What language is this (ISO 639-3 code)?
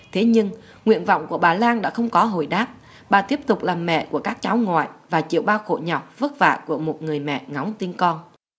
vie